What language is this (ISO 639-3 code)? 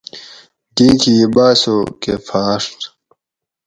gwc